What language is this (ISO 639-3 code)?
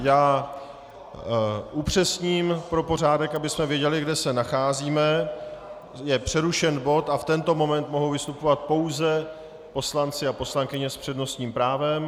ces